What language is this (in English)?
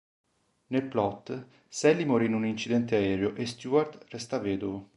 Italian